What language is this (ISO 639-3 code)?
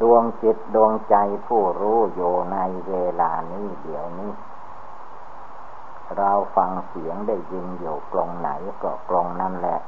tha